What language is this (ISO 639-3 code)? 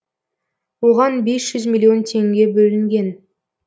kaz